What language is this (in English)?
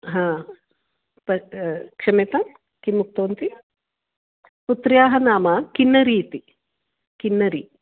Sanskrit